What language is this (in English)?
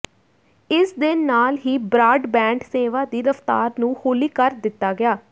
Punjabi